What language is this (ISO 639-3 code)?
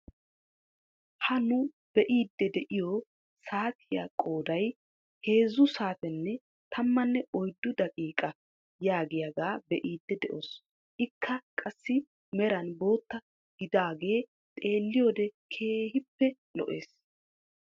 wal